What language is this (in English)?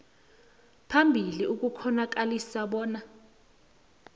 South Ndebele